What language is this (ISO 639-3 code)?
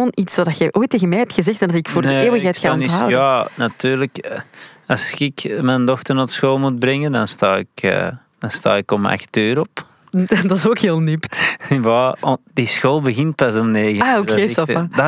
nld